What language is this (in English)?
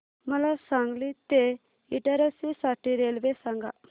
Marathi